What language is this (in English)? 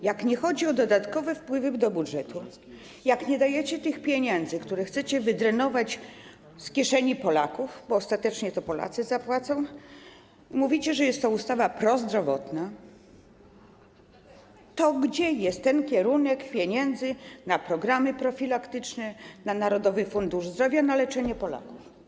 Polish